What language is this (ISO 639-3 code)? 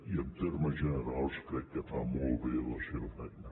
cat